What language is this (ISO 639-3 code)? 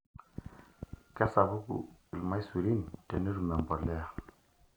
mas